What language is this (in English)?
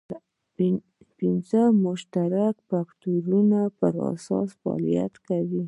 Pashto